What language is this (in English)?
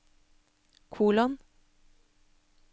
Norwegian